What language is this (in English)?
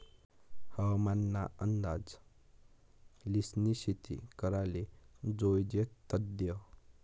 Marathi